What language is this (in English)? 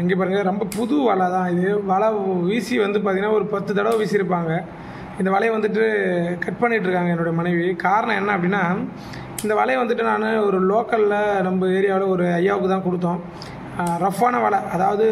Tamil